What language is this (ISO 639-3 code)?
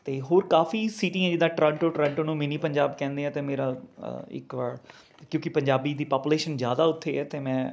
pan